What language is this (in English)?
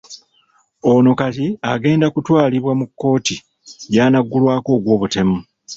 Ganda